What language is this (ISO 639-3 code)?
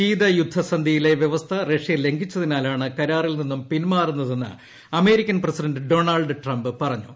mal